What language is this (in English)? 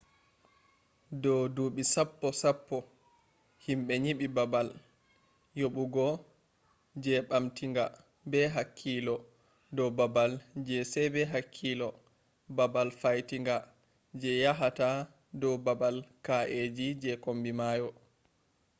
Fula